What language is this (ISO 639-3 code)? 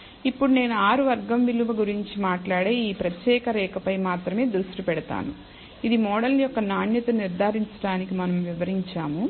tel